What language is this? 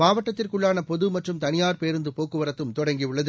Tamil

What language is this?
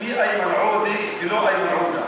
Hebrew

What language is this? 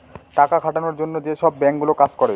Bangla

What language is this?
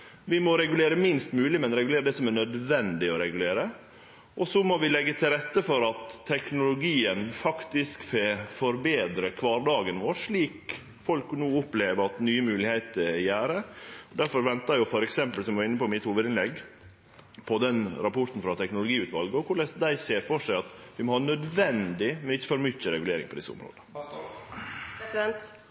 Norwegian Nynorsk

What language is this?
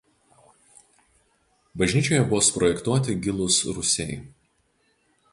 Lithuanian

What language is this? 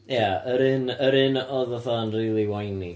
Welsh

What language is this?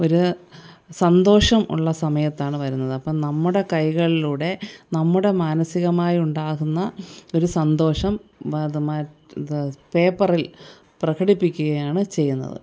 Malayalam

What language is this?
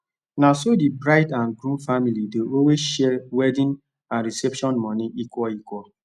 Nigerian Pidgin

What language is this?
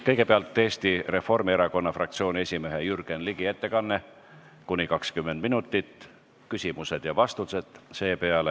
Estonian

